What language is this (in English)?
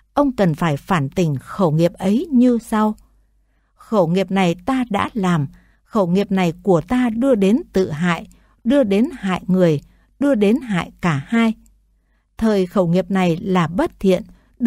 Vietnamese